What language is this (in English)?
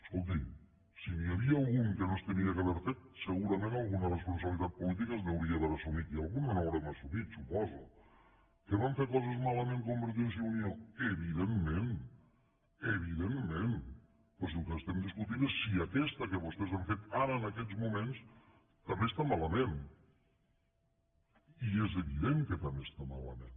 Catalan